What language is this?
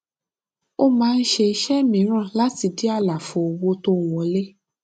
Yoruba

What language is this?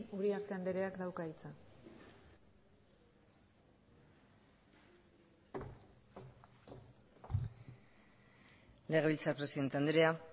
Basque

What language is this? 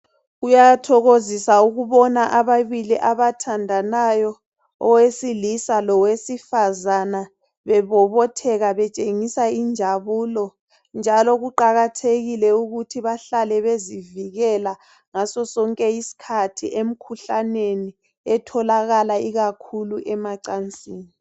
North Ndebele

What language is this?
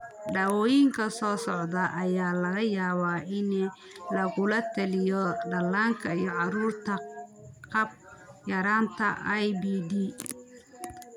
Somali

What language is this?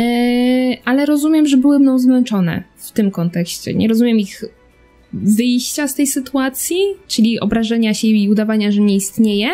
Polish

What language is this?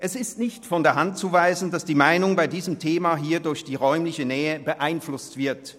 Swiss German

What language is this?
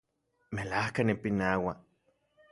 Central Puebla Nahuatl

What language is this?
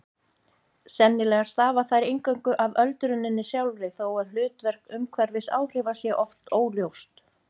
Icelandic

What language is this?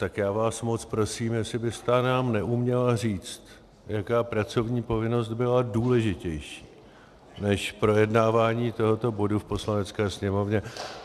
Czech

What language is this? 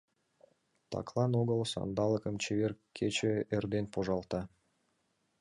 Mari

